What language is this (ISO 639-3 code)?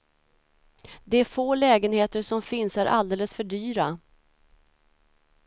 swe